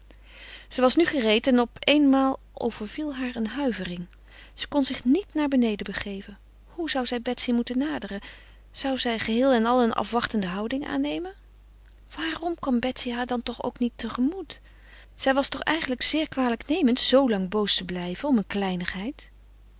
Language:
Dutch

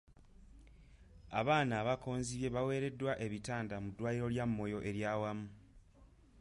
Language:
Ganda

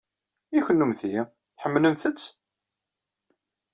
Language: Kabyle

